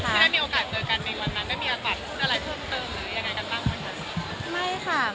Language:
Thai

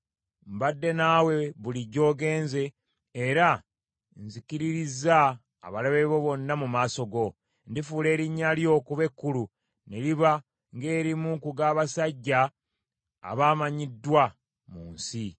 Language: Ganda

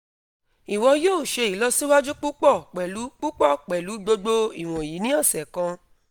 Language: Yoruba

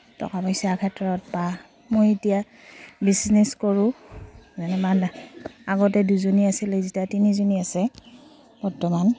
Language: Assamese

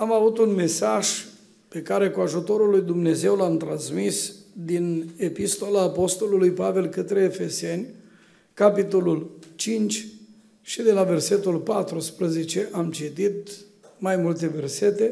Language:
Romanian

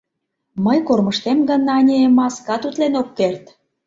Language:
Mari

